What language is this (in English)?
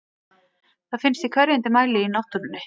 Icelandic